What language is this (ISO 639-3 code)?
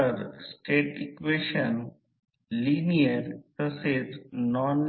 mar